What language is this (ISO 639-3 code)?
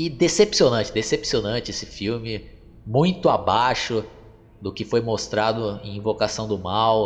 por